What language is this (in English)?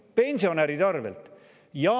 Estonian